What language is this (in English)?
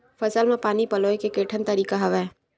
Chhattisgarhi